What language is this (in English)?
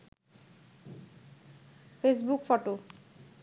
Bangla